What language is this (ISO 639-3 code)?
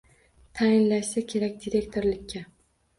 uzb